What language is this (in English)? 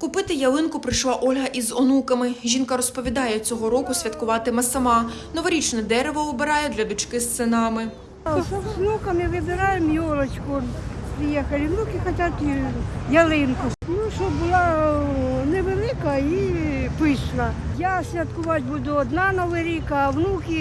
Ukrainian